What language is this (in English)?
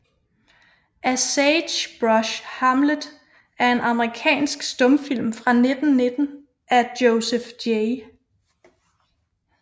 Danish